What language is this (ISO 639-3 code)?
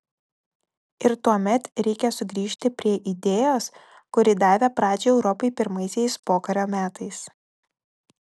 lit